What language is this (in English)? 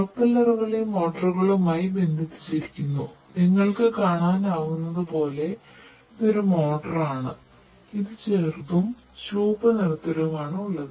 Malayalam